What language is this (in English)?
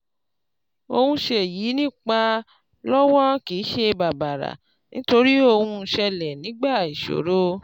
Yoruba